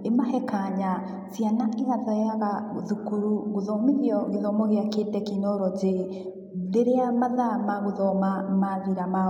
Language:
Kikuyu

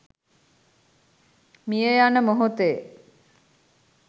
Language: Sinhala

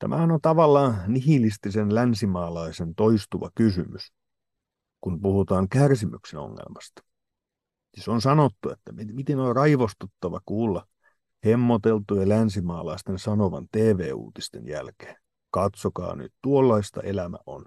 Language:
Finnish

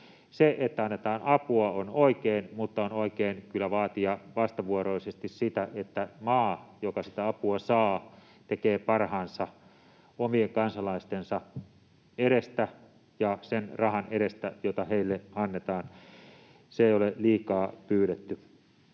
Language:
Finnish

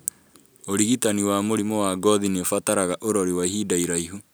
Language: Kikuyu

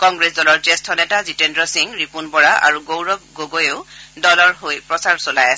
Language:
Assamese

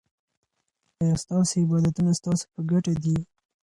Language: Pashto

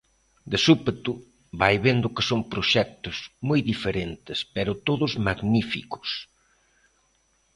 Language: Galician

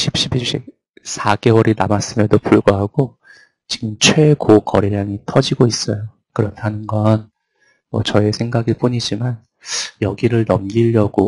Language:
Korean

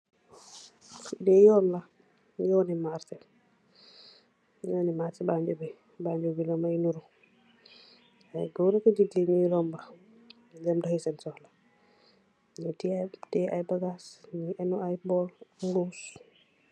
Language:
Wolof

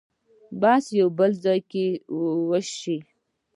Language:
Pashto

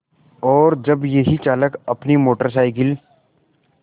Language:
Hindi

